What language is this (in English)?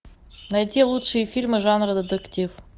Russian